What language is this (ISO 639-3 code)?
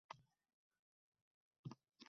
uzb